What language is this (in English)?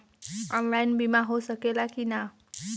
Bhojpuri